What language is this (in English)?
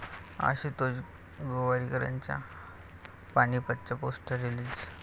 Marathi